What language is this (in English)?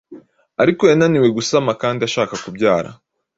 Kinyarwanda